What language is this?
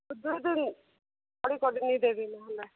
Odia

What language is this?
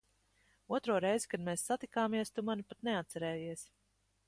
Latvian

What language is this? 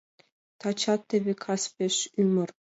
Mari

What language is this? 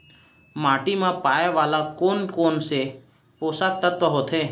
Chhattisgarhi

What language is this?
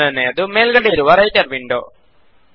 Kannada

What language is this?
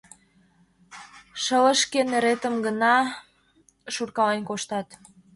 Mari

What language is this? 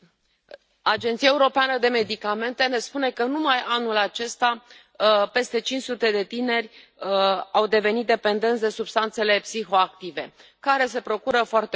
Romanian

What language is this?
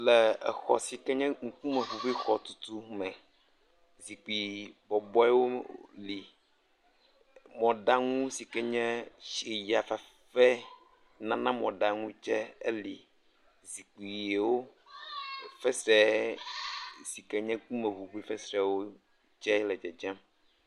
Ewe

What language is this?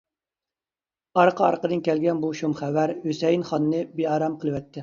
Uyghur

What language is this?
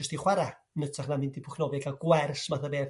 Welsh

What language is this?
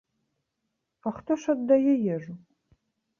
Belarusian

